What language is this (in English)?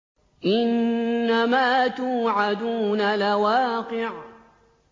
Arabic